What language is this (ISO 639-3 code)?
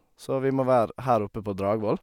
nor